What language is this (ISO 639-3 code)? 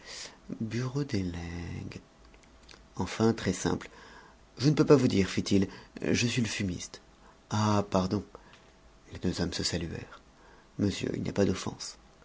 fra